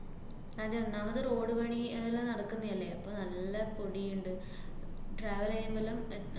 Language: Malayalam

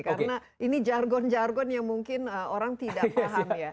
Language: Indonesian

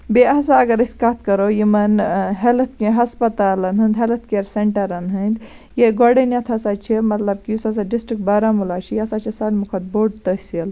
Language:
Kashmiri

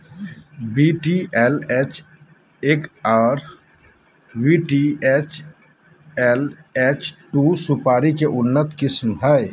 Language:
Magahi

